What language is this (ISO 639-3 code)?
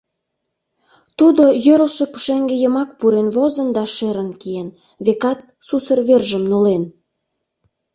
chm